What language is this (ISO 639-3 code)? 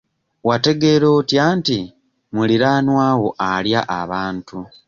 lug